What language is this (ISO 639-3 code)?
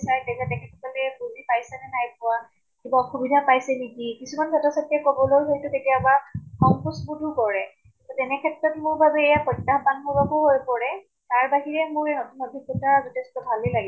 asm